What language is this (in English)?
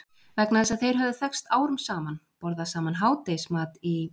Icelandic